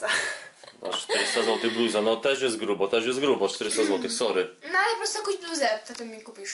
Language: Polish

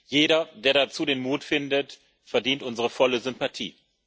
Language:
German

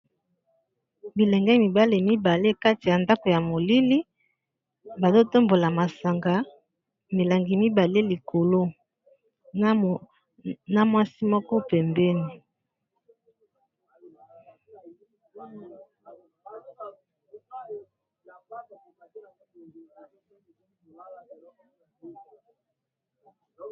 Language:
Lingala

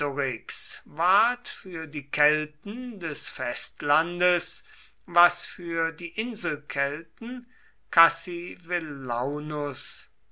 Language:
German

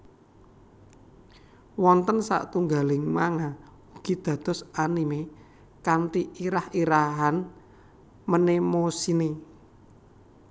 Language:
Javanese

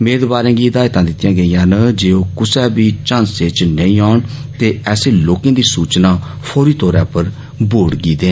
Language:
Dogri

